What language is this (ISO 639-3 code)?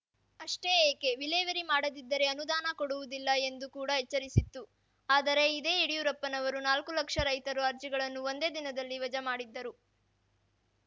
kan